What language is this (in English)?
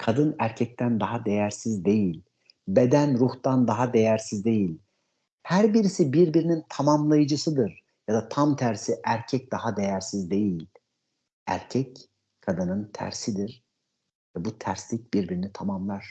Turkish